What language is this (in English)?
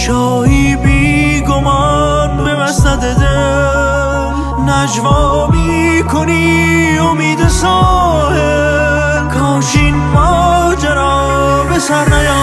Persian